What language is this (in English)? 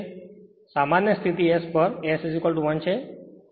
Gujarati